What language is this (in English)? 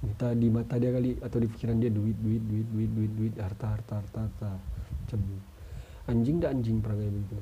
Malay